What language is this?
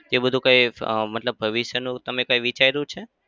Gujarati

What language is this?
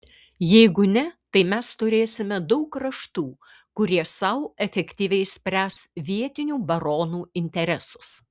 Lithuanian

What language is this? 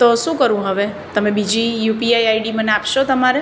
Gujarati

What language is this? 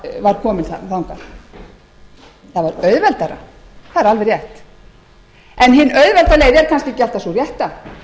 Icelandic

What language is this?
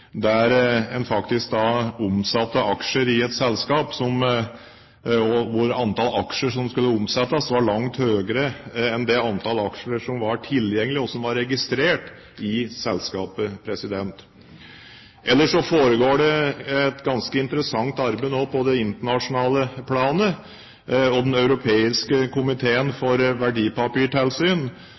Norwegian Bokmål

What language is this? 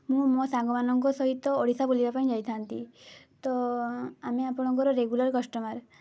Odia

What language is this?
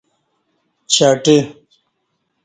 Kati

